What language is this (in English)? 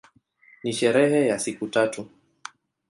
Swahili